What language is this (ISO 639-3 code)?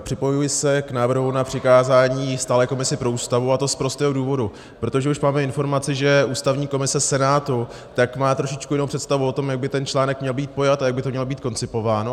ces